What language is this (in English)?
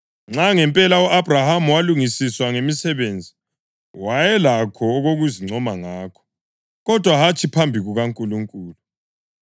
North Ndebele